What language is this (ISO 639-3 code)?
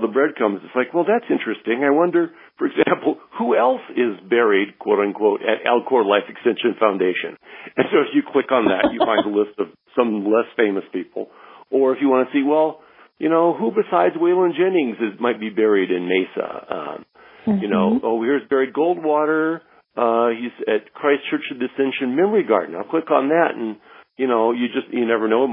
eng